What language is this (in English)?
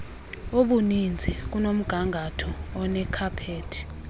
Xhosa